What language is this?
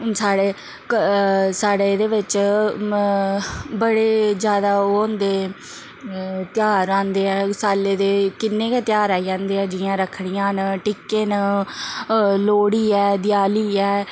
Dogri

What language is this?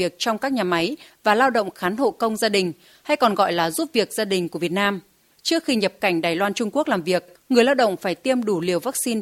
Vietnamese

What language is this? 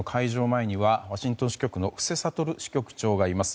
Japanese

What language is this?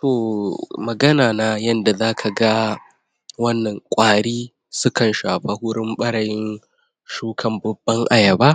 Hausa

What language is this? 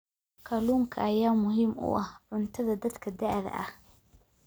Somali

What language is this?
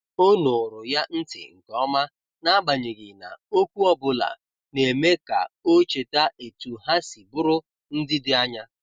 Igbo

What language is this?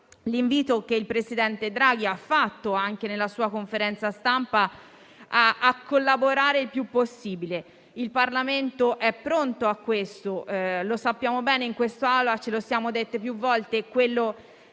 Italian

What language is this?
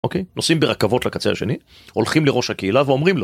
Hebrew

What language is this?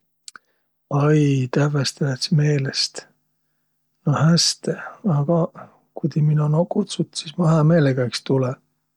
Võro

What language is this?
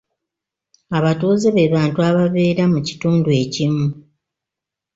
Ganda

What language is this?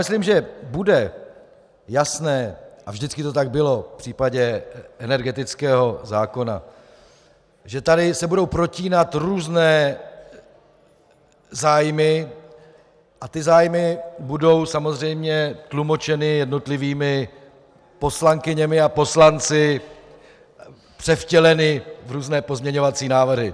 Czech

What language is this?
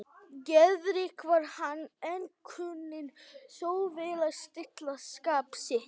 Icelandic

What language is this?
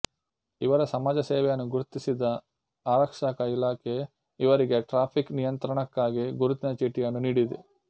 Kannada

